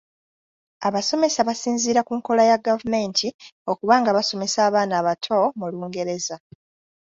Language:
Ganda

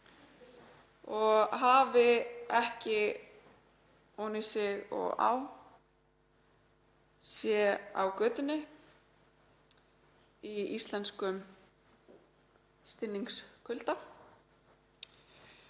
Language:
Icelandic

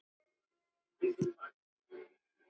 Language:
Icelandic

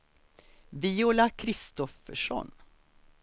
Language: Swedish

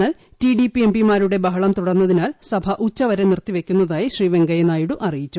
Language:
Malayalam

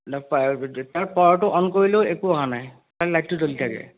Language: Assamese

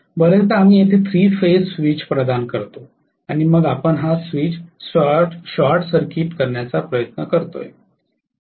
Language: Marathi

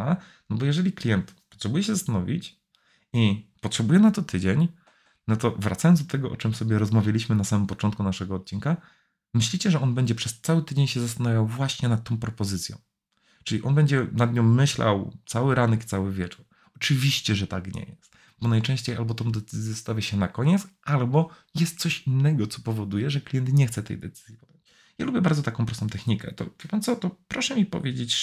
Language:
Polish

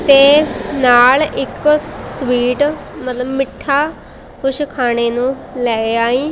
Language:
Punjabi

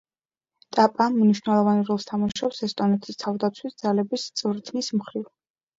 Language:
Georgian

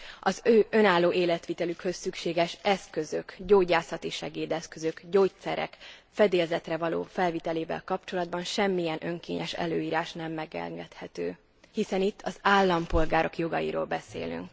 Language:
Hungarian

